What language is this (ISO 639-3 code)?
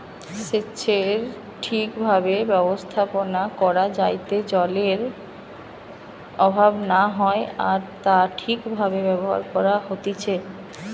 ben